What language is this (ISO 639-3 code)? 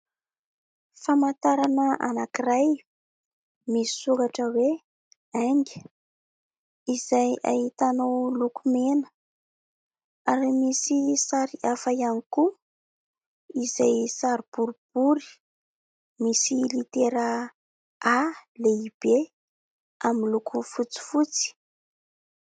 mlg